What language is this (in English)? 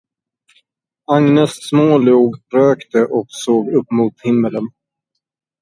Swedish